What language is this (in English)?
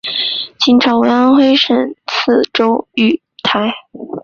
Chinese